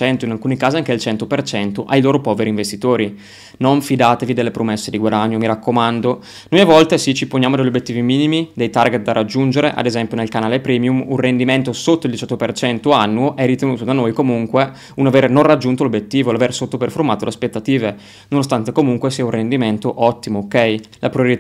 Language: Italian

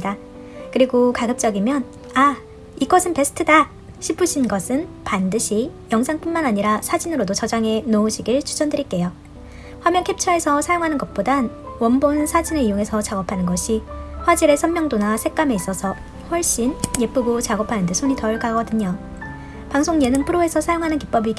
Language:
Korean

